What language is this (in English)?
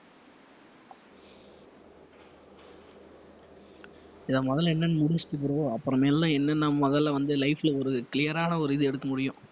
Tamil